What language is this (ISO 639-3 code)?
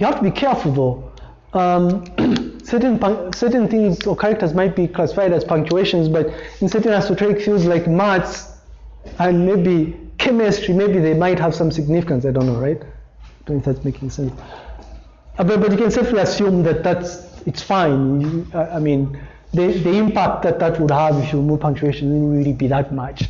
eng